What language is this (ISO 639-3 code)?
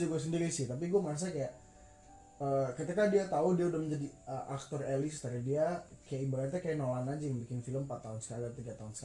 ind